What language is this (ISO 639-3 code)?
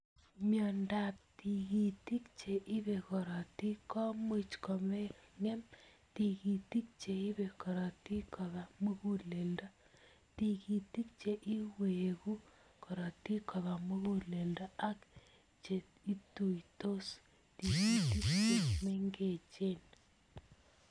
kln